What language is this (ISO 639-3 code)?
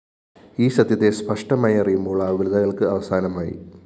mal